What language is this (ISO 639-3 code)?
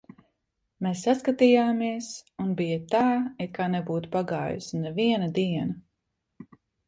lav